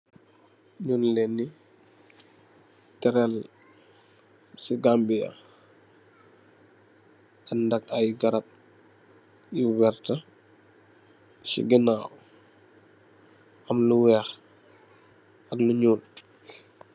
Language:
Wolof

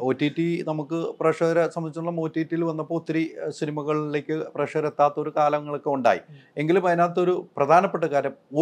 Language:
Malayalam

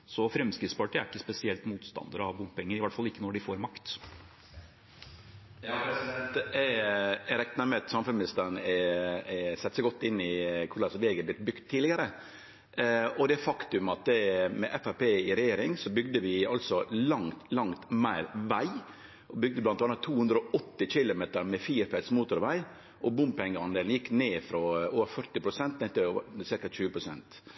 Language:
Norwegian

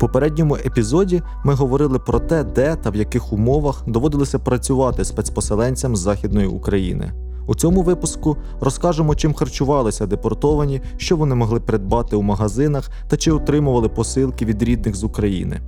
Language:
Ukrainian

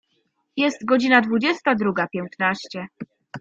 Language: Polish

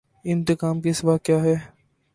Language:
Urdu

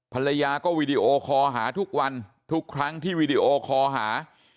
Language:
Thai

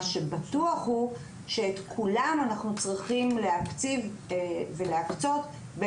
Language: Hebrew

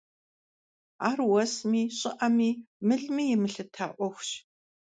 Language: Kabardian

